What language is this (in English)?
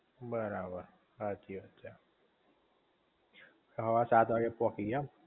Gujarati